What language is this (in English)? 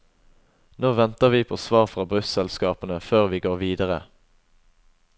Norwegian